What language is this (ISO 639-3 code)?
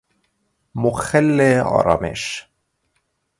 fas